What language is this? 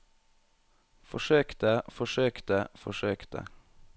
Norwegian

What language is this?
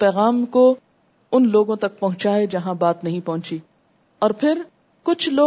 Urdu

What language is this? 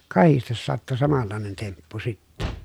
Finnish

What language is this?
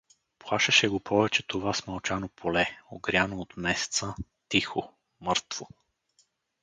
Bulgarian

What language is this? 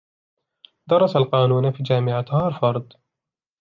Arabic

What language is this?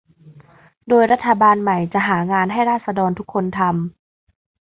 Thai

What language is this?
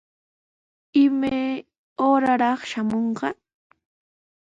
Sihuas Ancash Quechua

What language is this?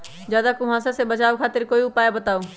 Magahi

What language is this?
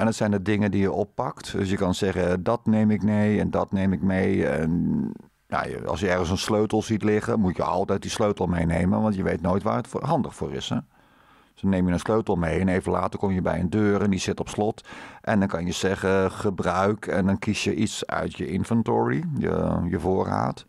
Dutch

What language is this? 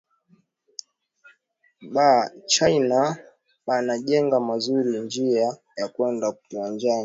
Swahili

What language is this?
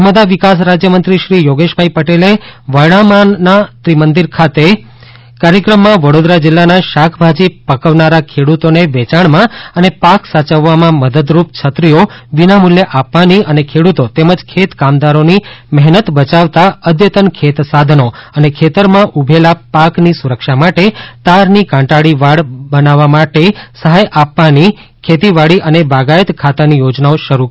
Gujarati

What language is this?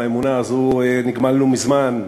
Hebrew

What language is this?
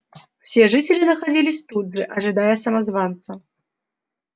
Russian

